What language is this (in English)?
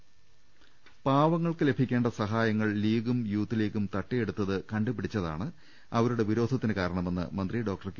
Malayalam